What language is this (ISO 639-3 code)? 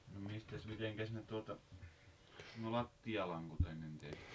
fin